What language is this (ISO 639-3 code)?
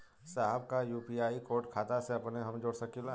bho